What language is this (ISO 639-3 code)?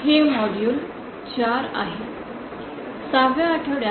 mar